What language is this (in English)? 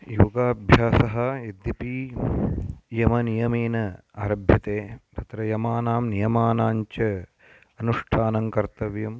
Sanskrit